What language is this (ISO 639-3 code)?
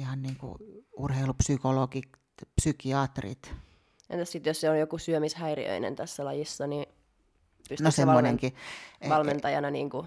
fin